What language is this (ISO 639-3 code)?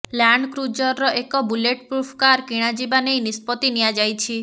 ori